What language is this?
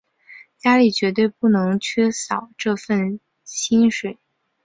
Chinese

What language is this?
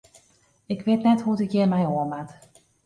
Western Frisian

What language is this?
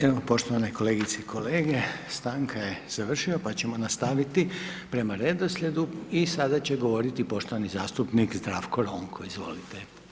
Croatian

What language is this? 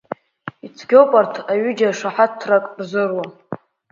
Abkhazian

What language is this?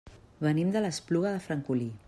Catalan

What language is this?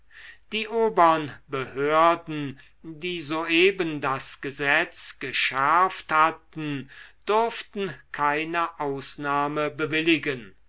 German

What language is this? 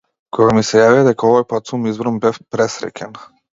Macedonian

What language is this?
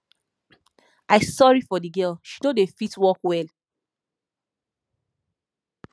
Nigerian Pidgin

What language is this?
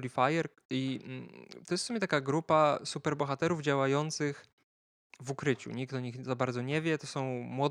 Polish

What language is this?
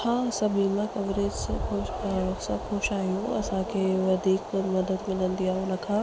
Sindhi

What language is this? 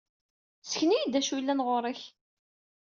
Kabyle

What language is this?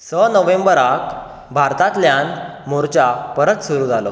Konkani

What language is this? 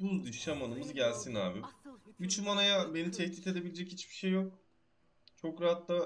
Turkish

